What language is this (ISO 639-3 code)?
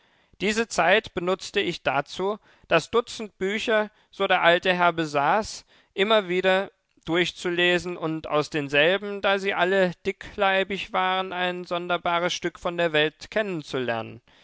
deu